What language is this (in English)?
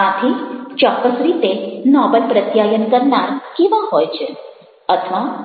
Gujarati